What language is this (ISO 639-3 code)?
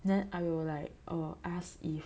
eng